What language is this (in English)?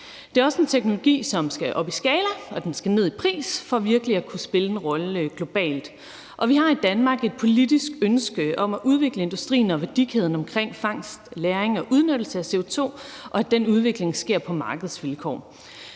Danish